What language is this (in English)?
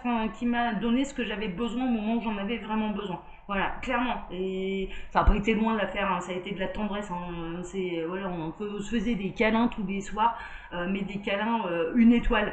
French